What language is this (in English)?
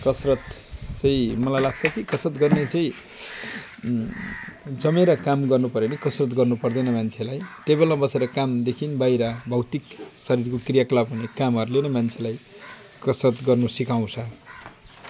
Nepali